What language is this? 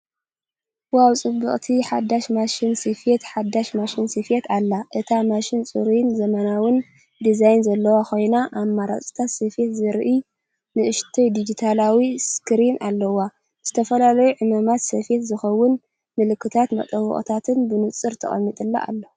Tigrinya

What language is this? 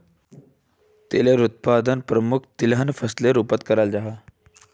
Magahi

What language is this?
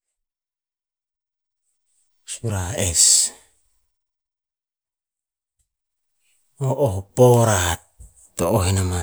Tinputz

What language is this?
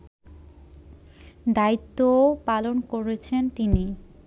Bangla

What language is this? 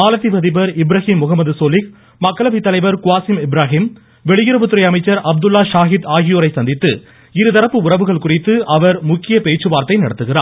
Tamil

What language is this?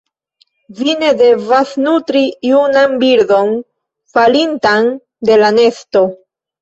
Esperanto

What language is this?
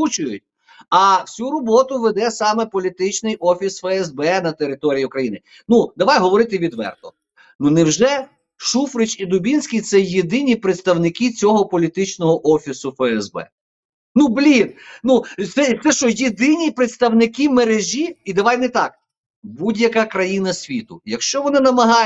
Ukrainian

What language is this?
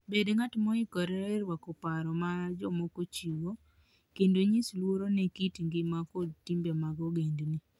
Luo (Kenya and Tanzania)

